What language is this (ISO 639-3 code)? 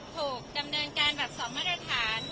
tha